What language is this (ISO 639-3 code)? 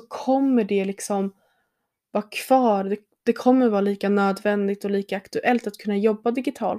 swe